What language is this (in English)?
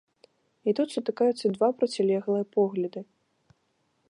Belarusian